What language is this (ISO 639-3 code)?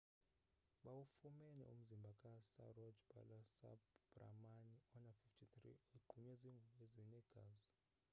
xho